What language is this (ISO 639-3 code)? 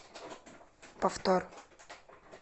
rus